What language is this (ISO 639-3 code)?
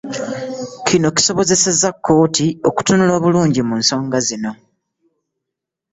lug